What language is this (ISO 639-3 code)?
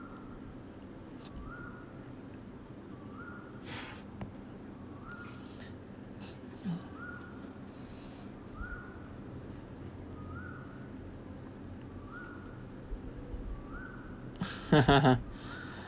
eng